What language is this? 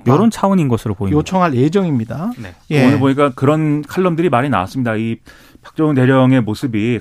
Korean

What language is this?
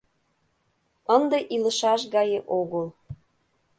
Mari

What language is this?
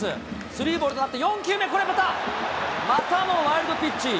Japanese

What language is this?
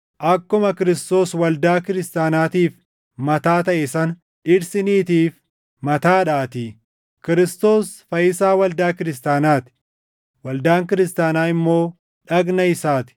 Oromo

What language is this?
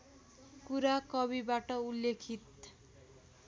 Nepali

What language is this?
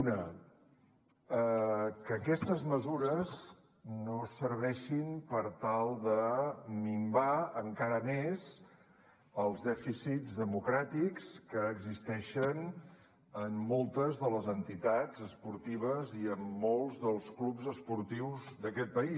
Catalan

